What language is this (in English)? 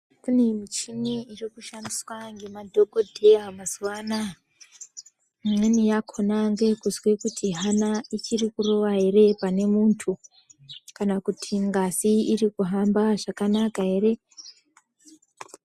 Ndau